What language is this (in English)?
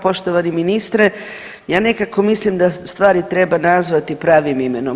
Croatian